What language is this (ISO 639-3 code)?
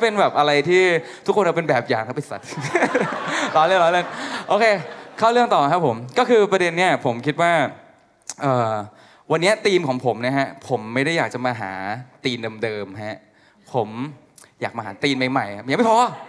tha